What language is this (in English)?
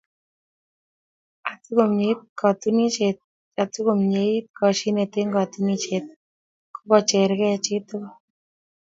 Kalenjin